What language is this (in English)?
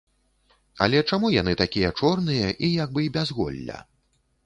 Belarusian